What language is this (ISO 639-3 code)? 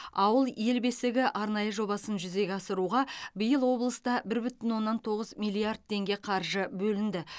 kaz